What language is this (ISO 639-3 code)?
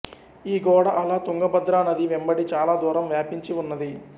tel